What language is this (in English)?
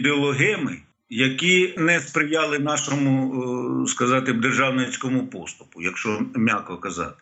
Ukrainian